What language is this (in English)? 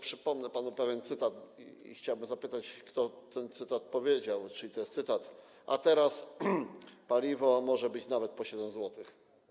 Polish